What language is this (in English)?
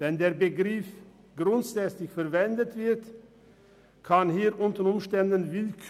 Swiss German